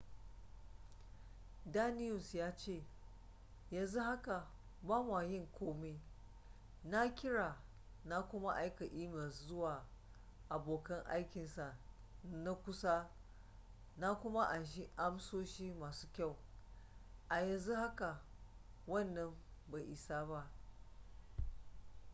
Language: Hausa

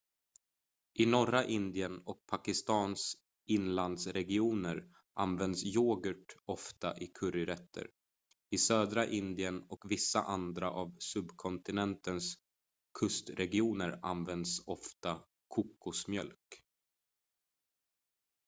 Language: Swedish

